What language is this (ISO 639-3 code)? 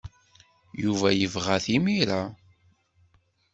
kab